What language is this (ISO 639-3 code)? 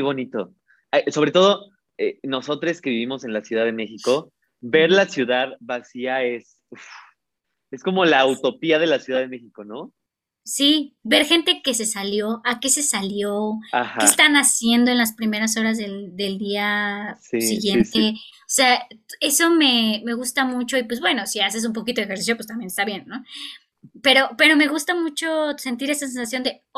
spa